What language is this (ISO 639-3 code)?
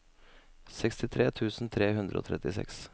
nor